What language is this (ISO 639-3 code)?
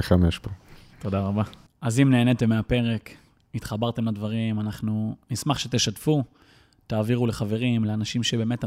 heb